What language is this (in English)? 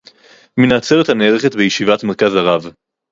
Hebrew